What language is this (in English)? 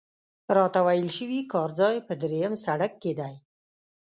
Pashto